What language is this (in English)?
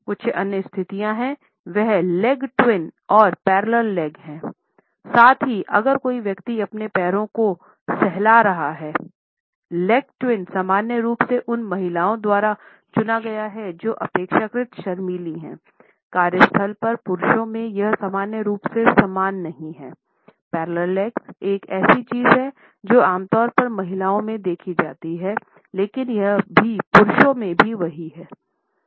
Hindi